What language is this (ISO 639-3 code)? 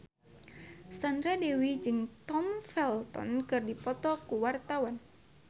sun